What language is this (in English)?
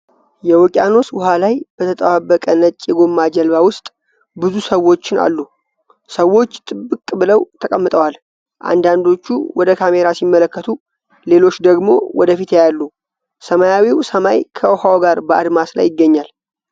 Amharic